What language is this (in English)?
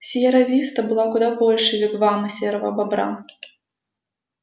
Russian